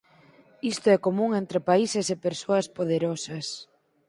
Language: Galician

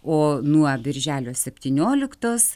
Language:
Lithuanian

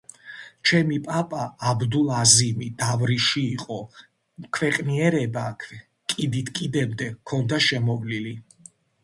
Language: Georgian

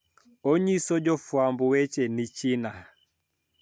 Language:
Luo (Kenya and Tanzania)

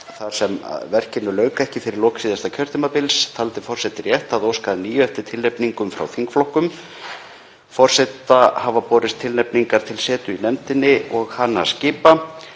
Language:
Icelandic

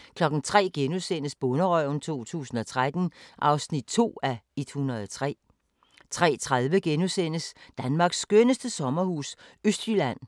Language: Danish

